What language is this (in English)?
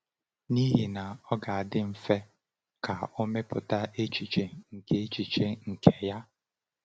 Igbo